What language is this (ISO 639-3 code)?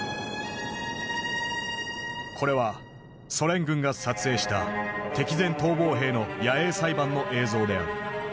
jpn